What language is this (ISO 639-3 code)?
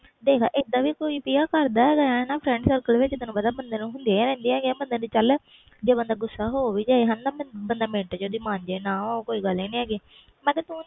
pan